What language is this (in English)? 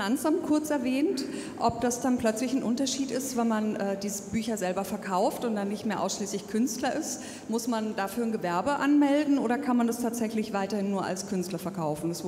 German